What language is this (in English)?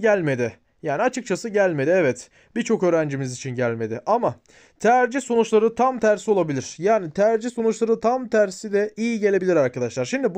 Turkish